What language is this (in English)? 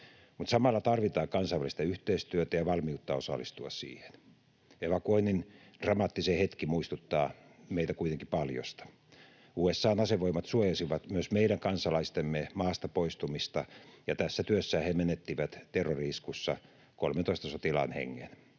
Finnish